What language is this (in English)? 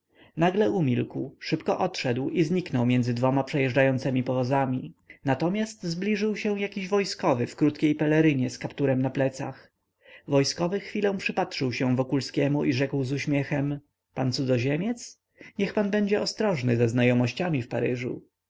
Polish